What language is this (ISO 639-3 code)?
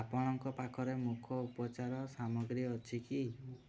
ori